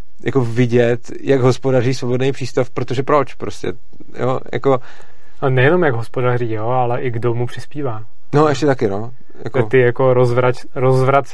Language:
Czech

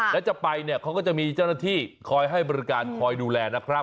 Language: Thai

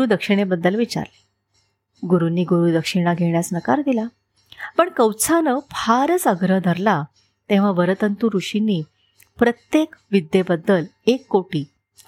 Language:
Marathi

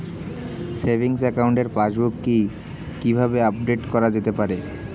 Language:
Bangla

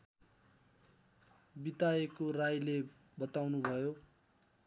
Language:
Nepali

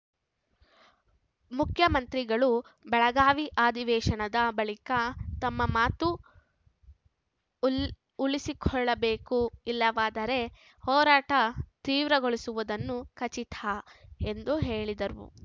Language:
Kannada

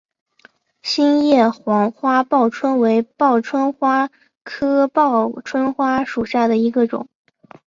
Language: Chinese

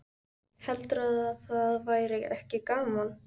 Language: Icelandic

